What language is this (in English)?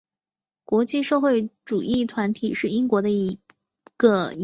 Chinese